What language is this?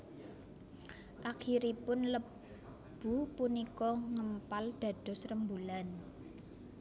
Javanese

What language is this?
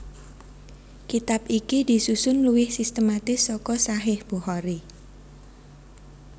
Javanese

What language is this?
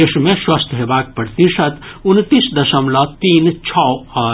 Maithili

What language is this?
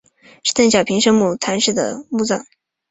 Chinese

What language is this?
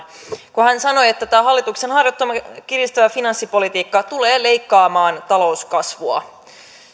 Finnish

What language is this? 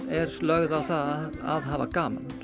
Icelandic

